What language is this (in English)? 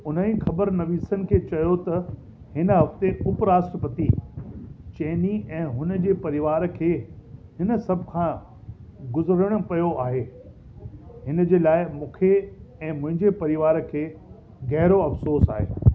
Sindhi